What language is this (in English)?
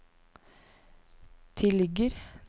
Norwegian